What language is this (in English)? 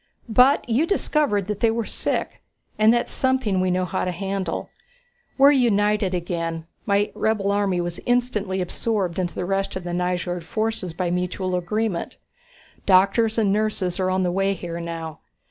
English